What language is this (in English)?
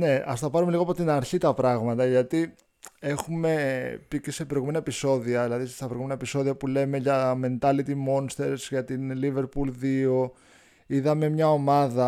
Greek